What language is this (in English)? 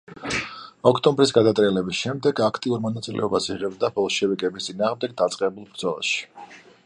Georgian